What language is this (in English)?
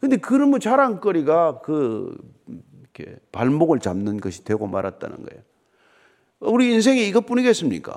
Korean